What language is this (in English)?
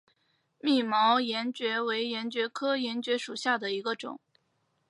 Chinese